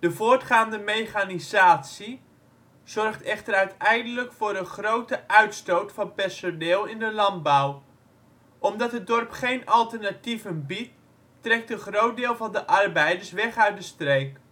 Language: Dutch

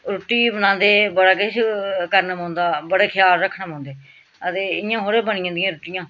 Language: Dogri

